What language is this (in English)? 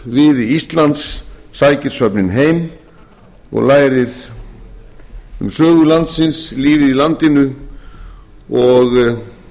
Icelandic